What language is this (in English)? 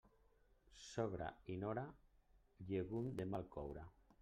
Catalan